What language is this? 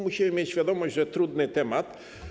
Polish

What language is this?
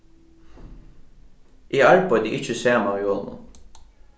Faroese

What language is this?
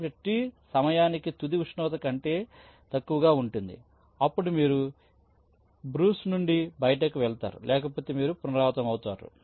Telugu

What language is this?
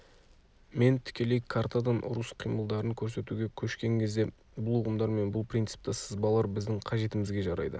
Kazakh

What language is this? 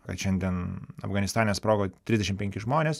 Lithuanian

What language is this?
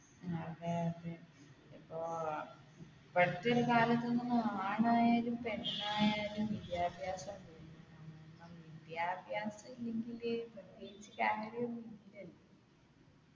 Malayalam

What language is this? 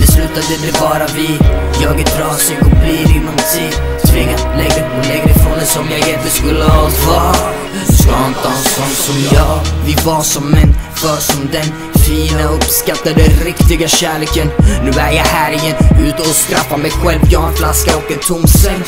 Swedish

